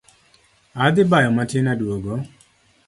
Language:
Luo (Kenya and Tanzania)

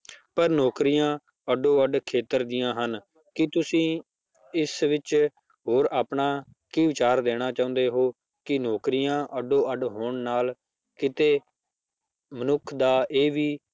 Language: Punjabi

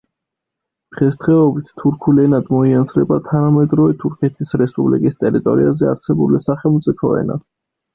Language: Georgian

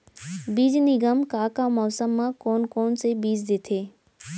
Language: Chhattisgarhi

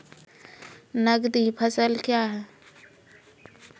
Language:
Maithili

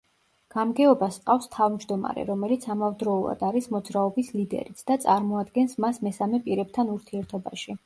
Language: Georgian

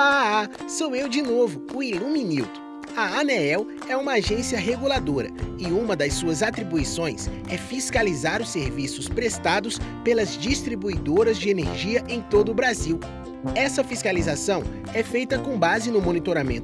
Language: Portuguese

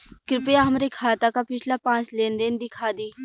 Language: Bhojpuri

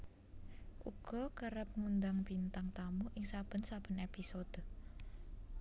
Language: Javanese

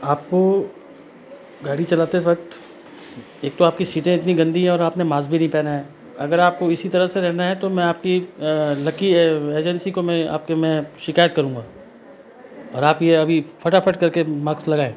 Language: Hindi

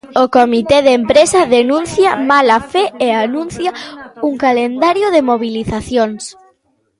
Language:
Galician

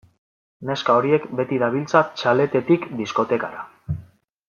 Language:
Basque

